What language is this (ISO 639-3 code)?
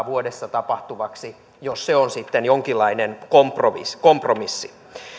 fin